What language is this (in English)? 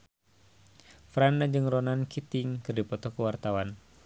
Sundanese